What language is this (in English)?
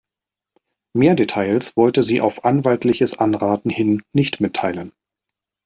German